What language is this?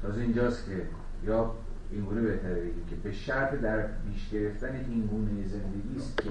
Persian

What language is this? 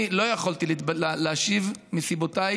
Hebrew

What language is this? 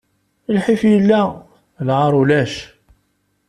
Kabyle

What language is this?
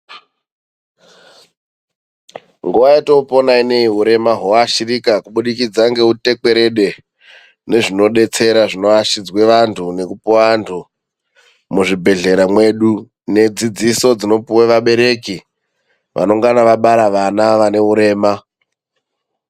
Ndau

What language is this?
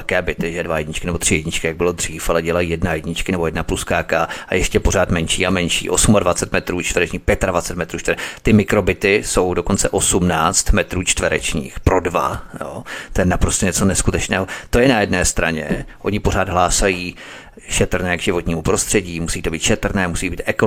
Czech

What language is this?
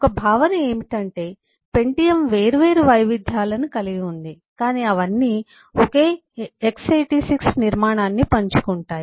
Telugu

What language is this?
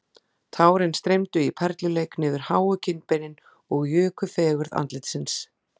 Icelandic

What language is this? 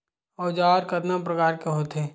Chhattisgarhi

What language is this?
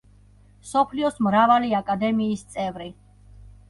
Georgian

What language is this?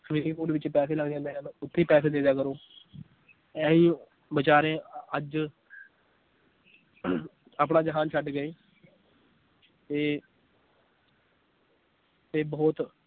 Punjabi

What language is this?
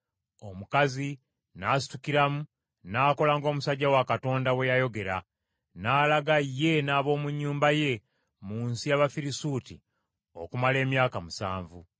Ganda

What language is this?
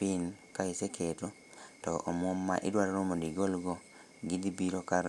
Luo (Kenya and Tanzania)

